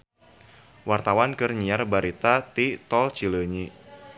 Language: Sundanese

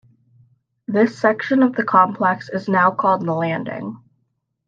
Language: English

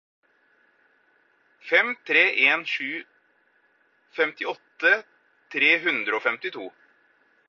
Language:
Norwegian Bokmål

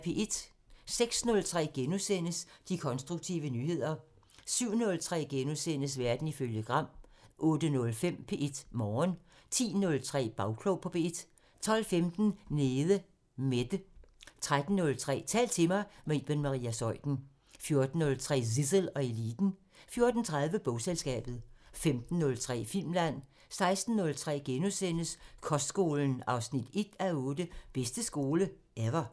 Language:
Danish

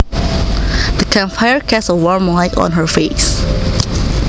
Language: Javanese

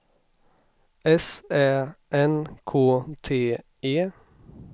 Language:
Swedish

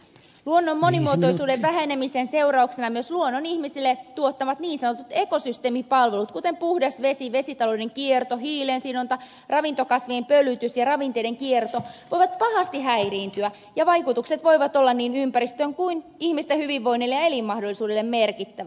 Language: Finnish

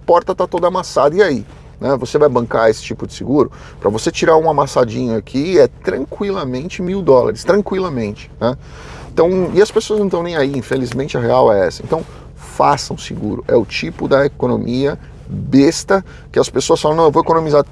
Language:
Portuguese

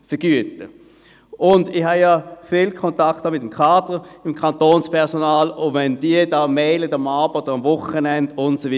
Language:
Swiss German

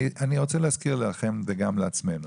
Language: Hebrew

